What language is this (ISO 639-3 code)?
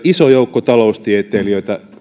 fin